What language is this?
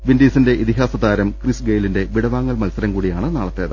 Malayalam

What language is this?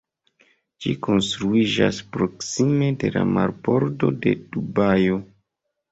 Esperanto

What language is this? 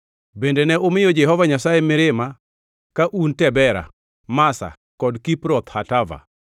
Luo (Kenya and Tanzania)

